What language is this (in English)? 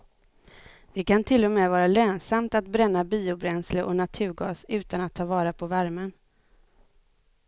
Swedish